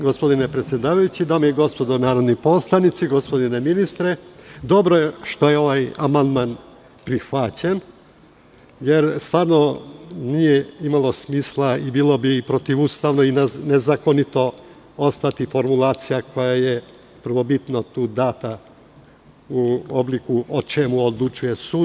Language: Serbian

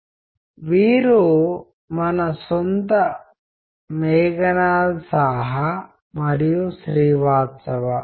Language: Telugu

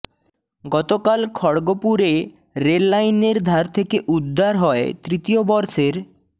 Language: Bangla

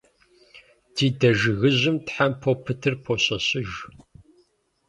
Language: Kabardian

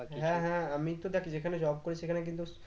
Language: Bangla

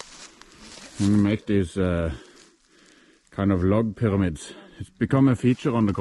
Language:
English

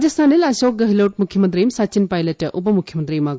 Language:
Malayalam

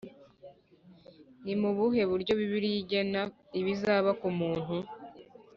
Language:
Kinyarwanda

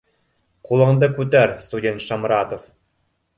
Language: Bashkir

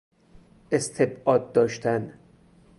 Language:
Persian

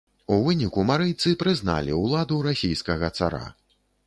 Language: Belarusian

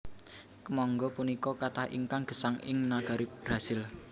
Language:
Javanese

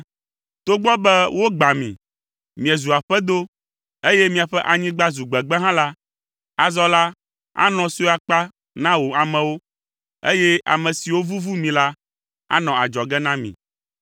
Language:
Ewe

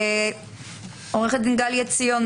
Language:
Hebrew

